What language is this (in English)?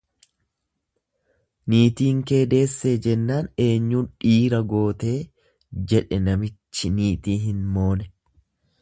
Oromo